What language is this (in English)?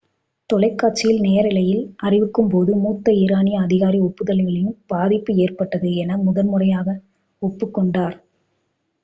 Tamil